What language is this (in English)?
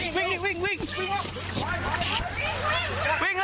Thai